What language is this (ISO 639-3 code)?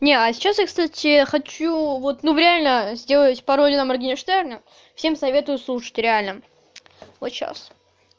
rus